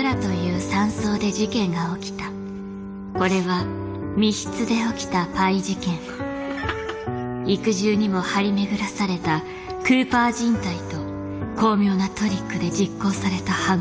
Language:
Japanese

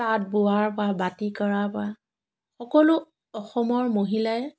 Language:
Assamese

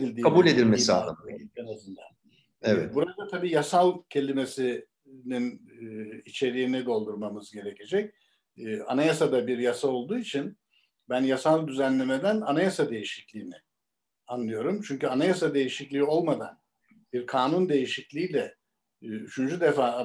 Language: Turkish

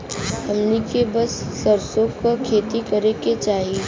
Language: Bhojpuri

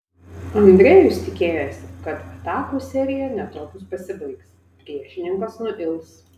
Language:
Lithuanian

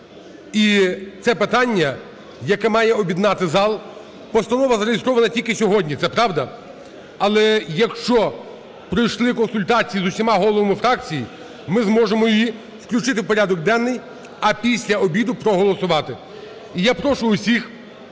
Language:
Ukrainian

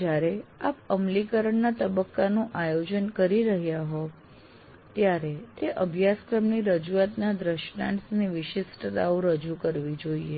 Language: Gujarati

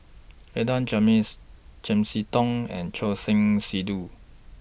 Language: English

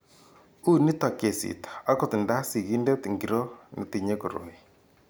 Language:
Kalenjin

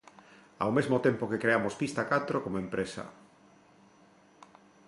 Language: Galician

